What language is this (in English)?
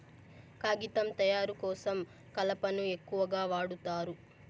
Telugu